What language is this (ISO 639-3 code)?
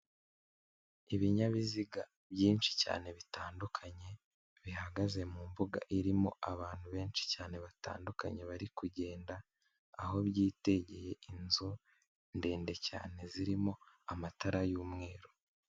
kin